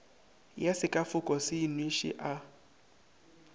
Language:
Northern Sotho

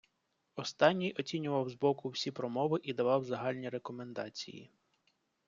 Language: Ukrainian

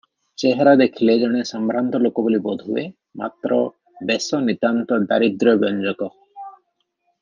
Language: Odia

